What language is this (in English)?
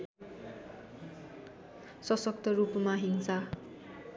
Nepali